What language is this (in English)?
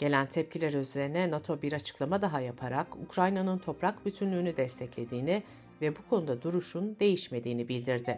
Turkish